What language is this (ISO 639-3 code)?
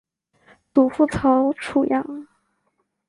zho